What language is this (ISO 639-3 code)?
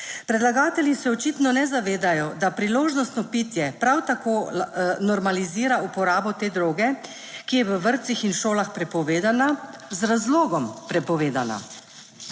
slv